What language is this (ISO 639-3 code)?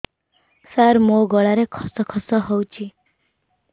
ori